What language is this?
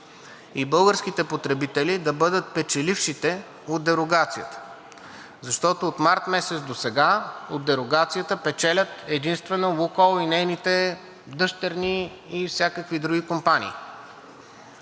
Bulgarian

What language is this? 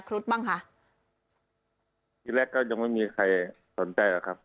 Thai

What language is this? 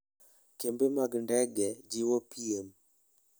Luo (Kenya and Tanzania)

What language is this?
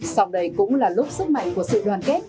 Vietnamese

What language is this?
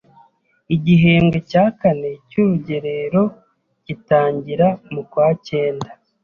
Kinyarwanda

